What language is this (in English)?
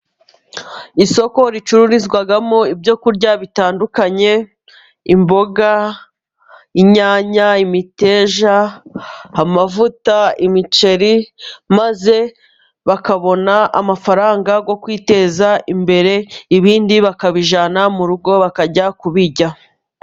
Kinyarwanda